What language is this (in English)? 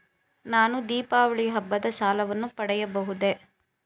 Kannada